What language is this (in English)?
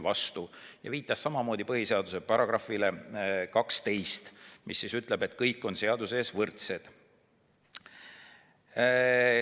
Estonian